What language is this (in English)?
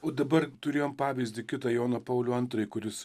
Lithuanian